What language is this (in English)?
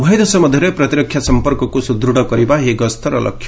Odia